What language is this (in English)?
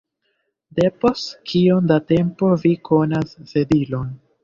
Esperanto